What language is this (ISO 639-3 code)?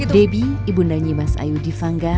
ind